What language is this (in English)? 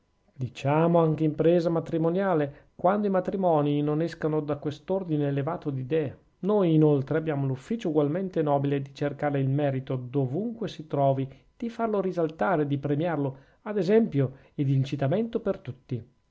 Italian